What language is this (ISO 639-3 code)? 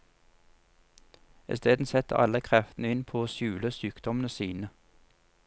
nor